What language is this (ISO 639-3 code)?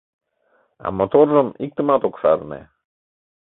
chm